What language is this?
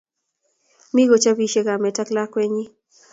Kalenjin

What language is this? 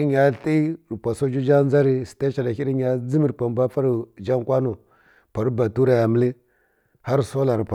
Kirya-Konzəl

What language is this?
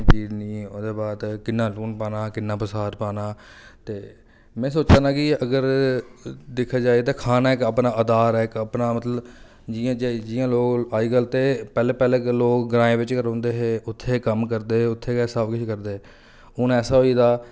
Dogri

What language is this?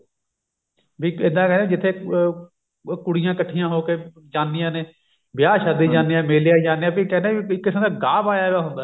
Punjabi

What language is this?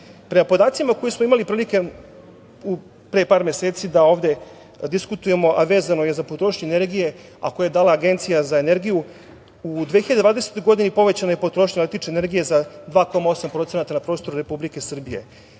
Serbian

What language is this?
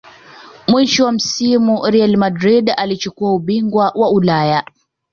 Swahili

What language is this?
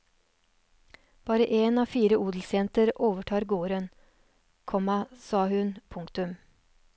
Norwegian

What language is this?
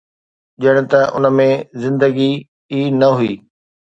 Sindhi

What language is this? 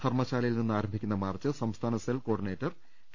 Malayalam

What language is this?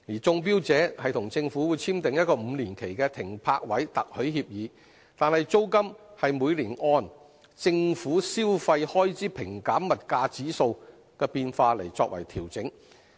Cantonese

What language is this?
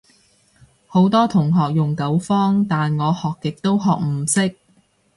Cantonese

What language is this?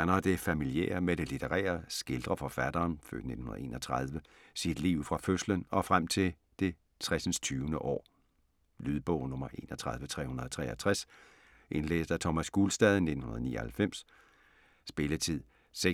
Danish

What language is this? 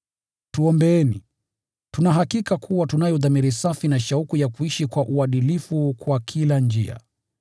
Swahili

